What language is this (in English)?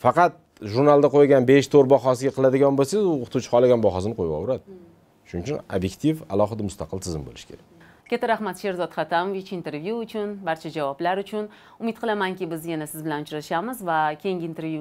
Romanian